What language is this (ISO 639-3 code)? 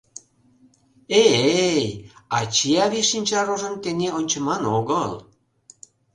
chm